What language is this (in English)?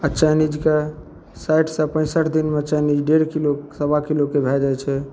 Maithili